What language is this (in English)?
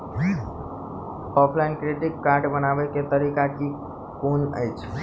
Maithili